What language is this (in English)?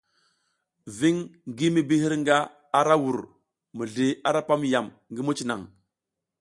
South Giziga